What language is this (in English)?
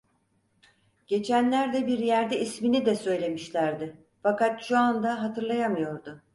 Turkish